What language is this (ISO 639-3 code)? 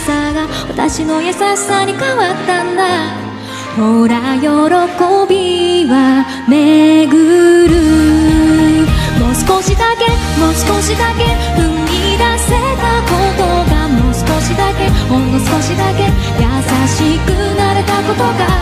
jpn